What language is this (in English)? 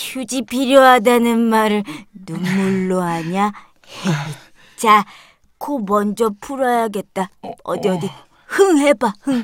Korean